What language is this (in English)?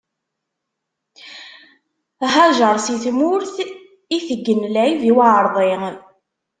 Kabyle